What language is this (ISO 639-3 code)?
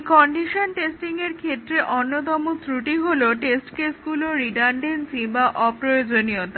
ben